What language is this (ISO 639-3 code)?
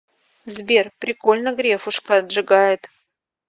rus